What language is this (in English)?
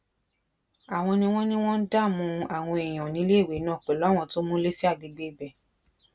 Yoruba